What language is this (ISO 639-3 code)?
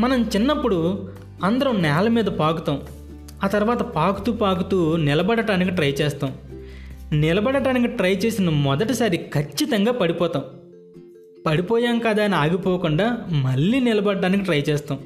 tel